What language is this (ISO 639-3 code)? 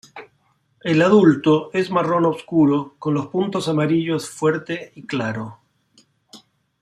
spa